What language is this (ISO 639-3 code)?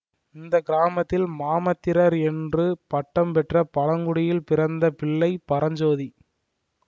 tam